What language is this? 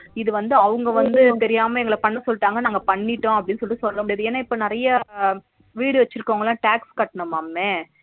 Tamil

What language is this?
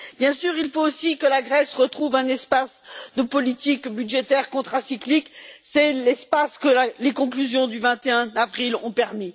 French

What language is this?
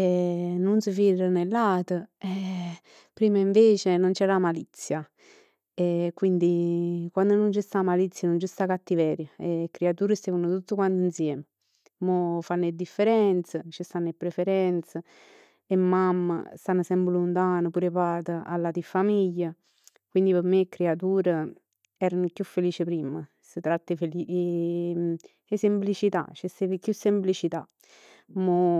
Neapolitan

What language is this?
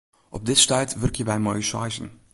Western Frisian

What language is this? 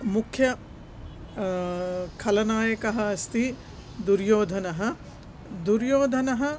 Sanskrit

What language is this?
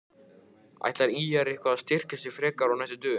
Icelandic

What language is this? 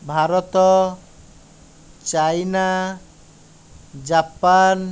Odia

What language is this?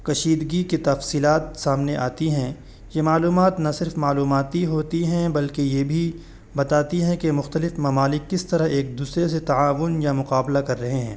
Urdu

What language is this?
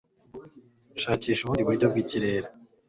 Kinyarwanda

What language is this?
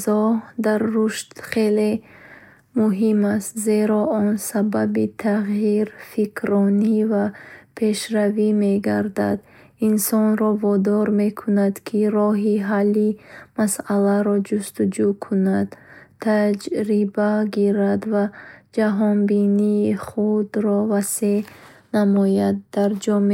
Bukharic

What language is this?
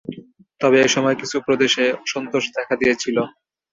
Bangla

